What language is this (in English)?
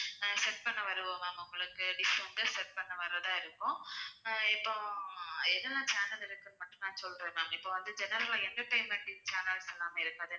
Tamil